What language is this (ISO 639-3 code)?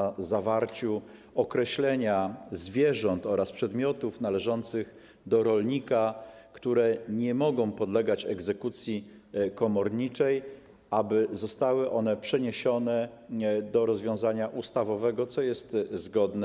pol